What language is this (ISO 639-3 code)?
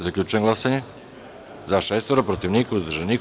srp